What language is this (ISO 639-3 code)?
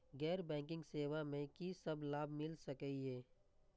mai